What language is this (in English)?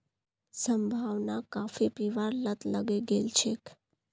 Magahi